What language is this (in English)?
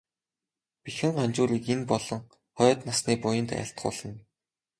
Mongolian